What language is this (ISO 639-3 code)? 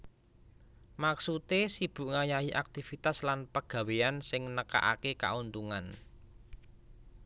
jav